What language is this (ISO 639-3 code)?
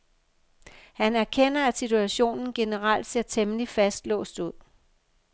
dan